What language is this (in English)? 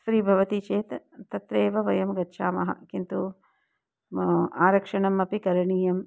Sanskrit